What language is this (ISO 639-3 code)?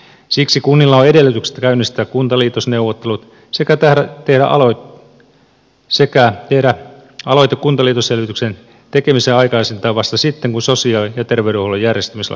fin